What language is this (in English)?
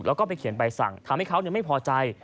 Thai